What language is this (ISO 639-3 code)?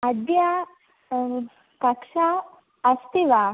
san